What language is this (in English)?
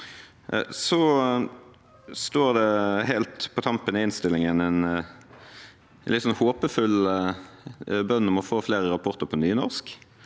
Norwegian